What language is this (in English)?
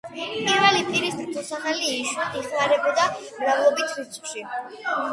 Georgian